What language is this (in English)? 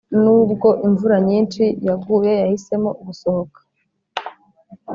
Kinyarwanda